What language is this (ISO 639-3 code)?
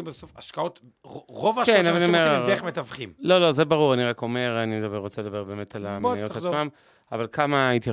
heb